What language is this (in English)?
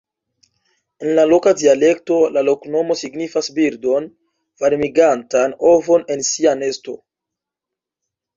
Esperanto